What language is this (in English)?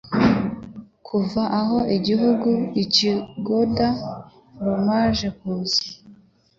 Kinyarwanda